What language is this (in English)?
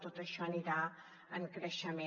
Catalan